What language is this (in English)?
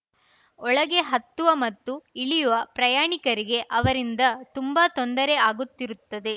Kannada